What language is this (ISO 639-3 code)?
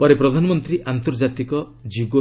ori